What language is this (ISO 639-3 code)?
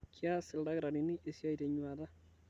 mas